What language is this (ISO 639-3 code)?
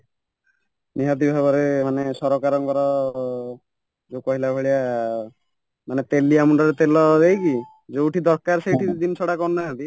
ori